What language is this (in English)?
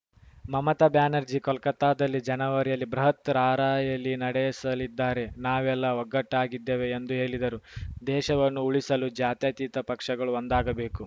Kannada